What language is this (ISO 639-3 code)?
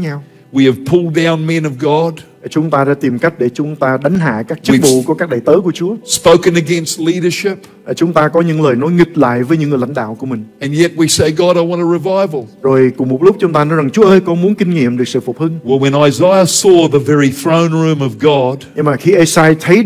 vie